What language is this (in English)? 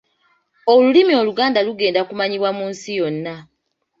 Ganda